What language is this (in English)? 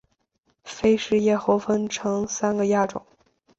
Chinese